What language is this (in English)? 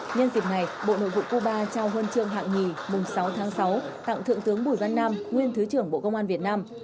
Vietnamese